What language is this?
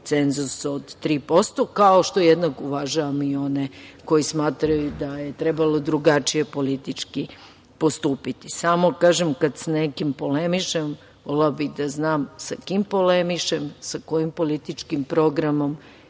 Serbian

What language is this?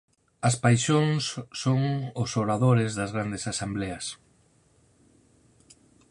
Galician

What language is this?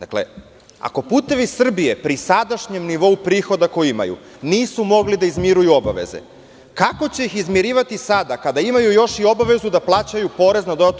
Serbian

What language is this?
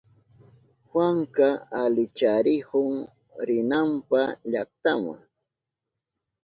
Southern Pastaza Quechua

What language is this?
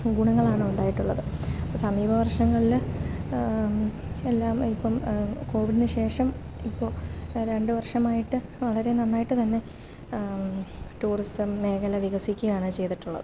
Malayalam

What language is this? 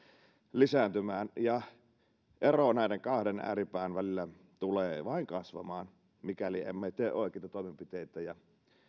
Finnish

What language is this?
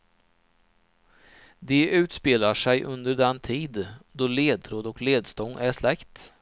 Swedish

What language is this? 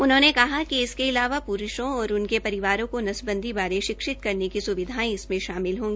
Hindi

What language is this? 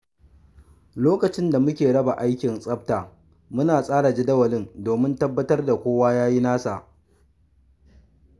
Hausa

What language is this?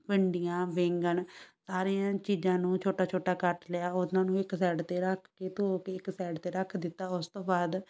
Punjabi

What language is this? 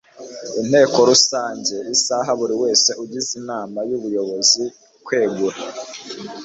Kinyarwanda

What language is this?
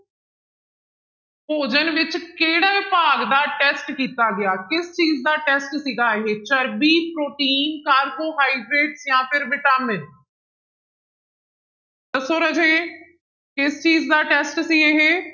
Punjabi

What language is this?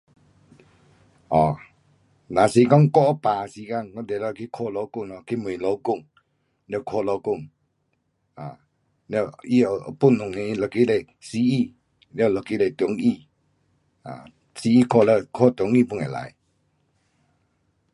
Pu-Xian Chinese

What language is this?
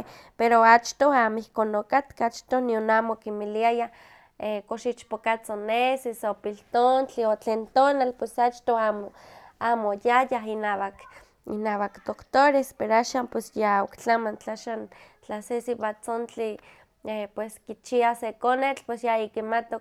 Huaxcaleca Nahuatl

